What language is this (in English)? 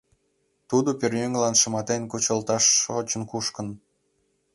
Mari